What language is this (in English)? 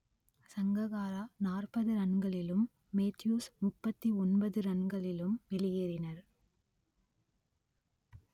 Tamil